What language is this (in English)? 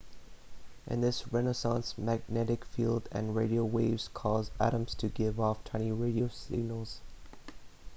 English